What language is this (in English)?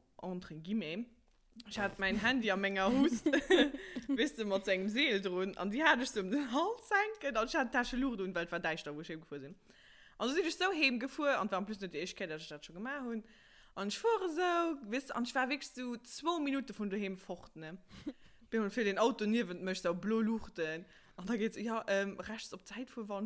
German